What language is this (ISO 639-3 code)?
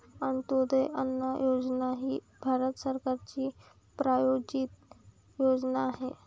mar